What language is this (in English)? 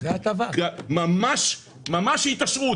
Hebrew